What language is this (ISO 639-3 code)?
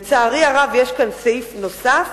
heb